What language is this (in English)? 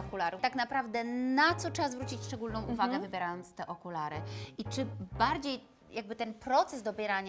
Polish